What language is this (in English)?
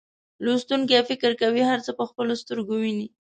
Pashto